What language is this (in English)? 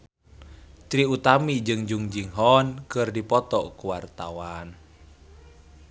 Sundanese